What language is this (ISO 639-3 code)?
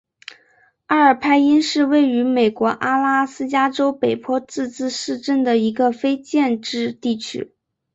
zho